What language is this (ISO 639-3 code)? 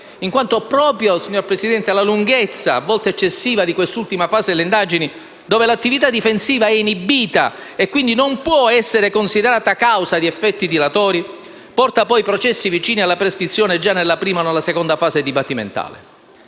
ita